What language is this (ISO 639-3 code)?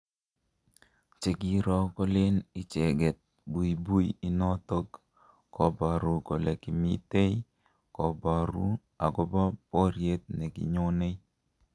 kln